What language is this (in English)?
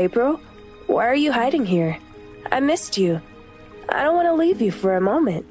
English